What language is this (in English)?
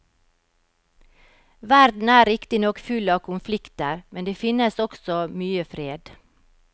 Norwegian